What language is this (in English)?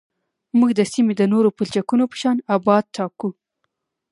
Pashto